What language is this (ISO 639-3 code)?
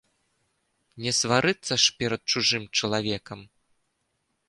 bel